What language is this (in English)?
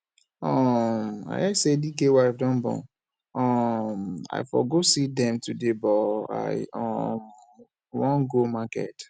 Nigerian Pidgin